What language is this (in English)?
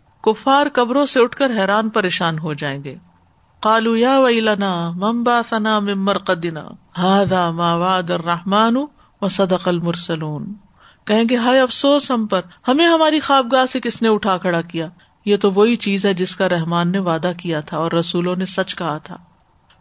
Urdu